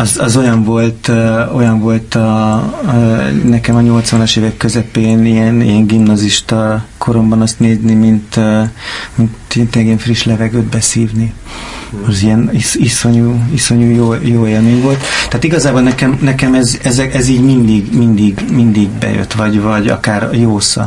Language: Hungarian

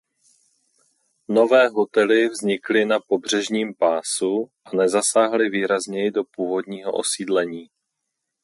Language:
Czech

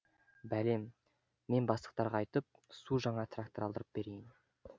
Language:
Kazakh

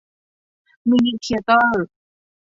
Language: Thai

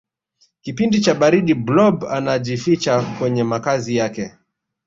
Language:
Swahili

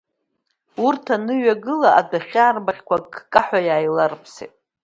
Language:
Abkhazian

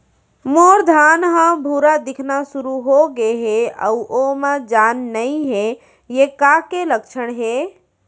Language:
Chhattisgarhi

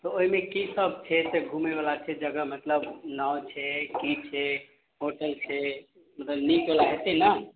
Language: Maithili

